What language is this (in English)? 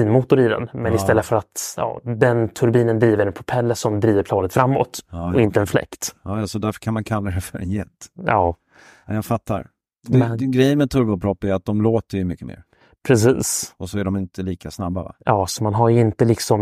Swedish